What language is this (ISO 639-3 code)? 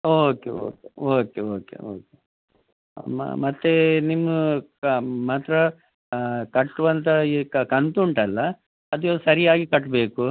kan